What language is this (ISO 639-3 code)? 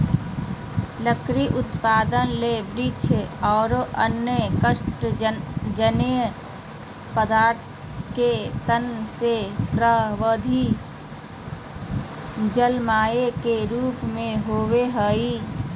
mag